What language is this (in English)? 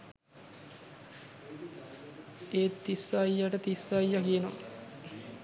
Sinhala